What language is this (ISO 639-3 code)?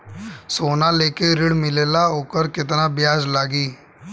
bho